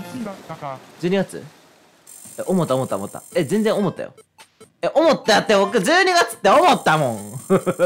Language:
Japanese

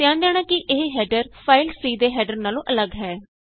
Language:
Punjabi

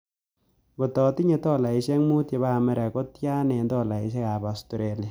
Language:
Kalenjin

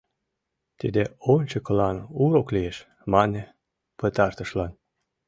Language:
Mari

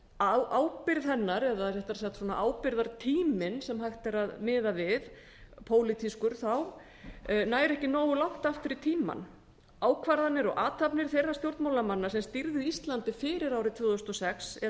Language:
Icelandic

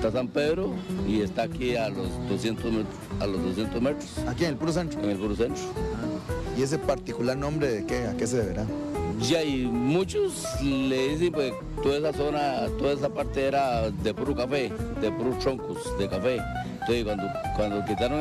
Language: Spanish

